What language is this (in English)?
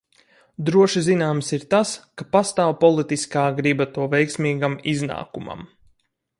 Latvian